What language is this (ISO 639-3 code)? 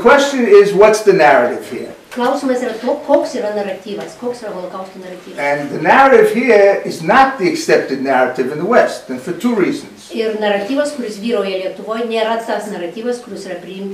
lit